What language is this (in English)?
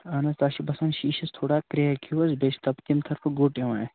Kashmiri